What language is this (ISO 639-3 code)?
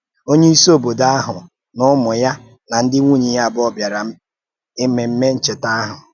ibo